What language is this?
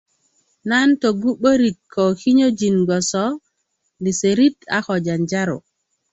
Kuku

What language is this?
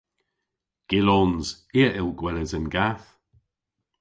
Cornish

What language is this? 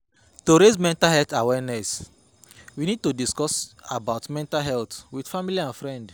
Nigerian Pidgin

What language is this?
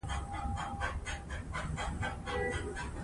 Pashto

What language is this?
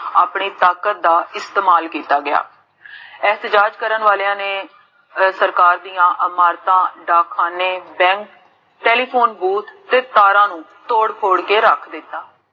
Punjabi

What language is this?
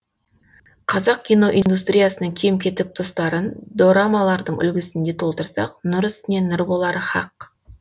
Kazakh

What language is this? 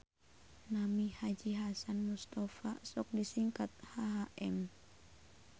Sundanese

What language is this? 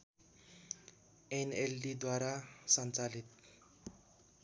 Nepali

